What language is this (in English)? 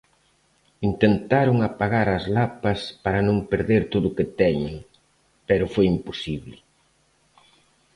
Galician